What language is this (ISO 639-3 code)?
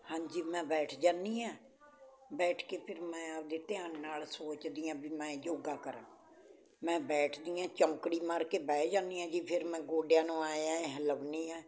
pan